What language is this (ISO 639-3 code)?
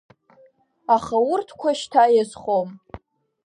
abk